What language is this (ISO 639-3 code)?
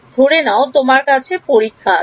ben